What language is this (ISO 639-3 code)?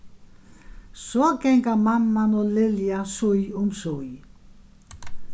fao